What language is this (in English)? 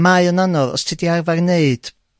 Welsh